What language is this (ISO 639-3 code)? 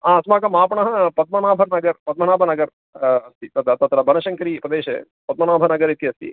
san